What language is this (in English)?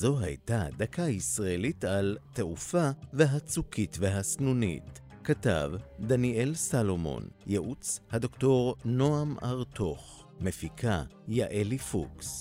Hebrew